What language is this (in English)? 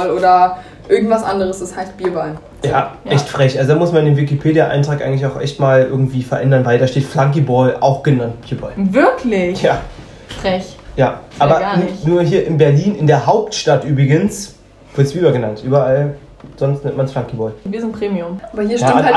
German